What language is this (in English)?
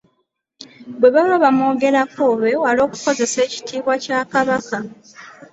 Ganda